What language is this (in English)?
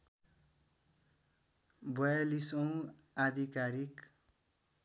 Nepali